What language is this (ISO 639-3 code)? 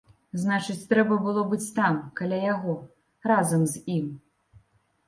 bel